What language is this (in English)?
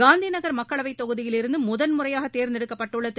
Tamil